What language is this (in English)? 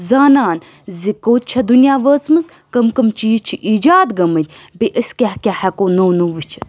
Kashmiri